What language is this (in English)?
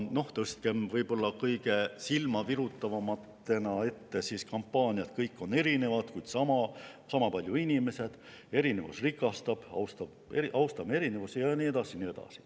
Estonian